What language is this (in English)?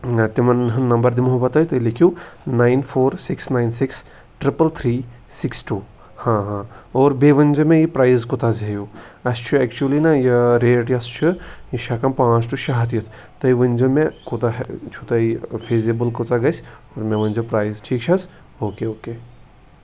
Kashmiri